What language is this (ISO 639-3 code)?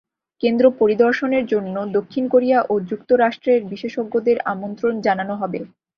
ben